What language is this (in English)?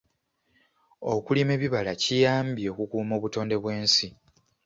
Ganda